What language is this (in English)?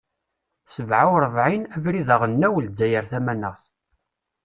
Kabyle